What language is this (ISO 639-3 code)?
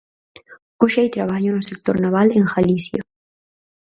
glg